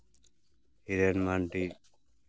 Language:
Santali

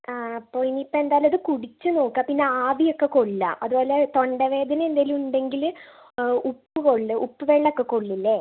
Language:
Malayalam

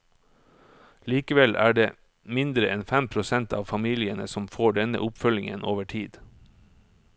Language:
Norwegian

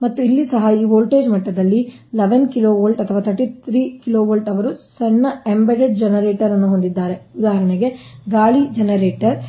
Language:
Kannada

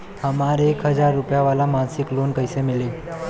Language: Bhojpuri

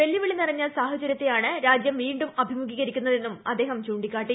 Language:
Malayalam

